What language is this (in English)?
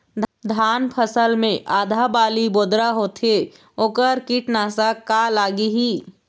Chhattisgarhi